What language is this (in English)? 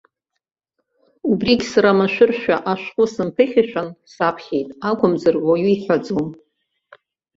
Abkhazian